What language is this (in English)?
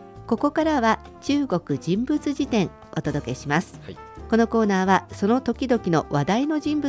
Japanese